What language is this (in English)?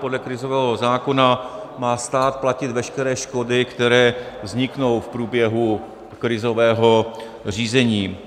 Czech